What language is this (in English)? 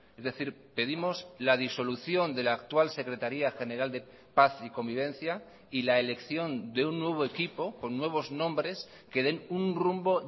Spanish